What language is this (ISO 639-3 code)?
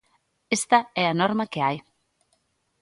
glg